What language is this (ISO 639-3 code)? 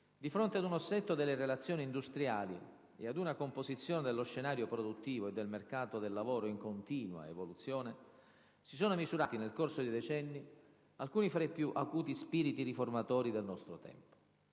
ita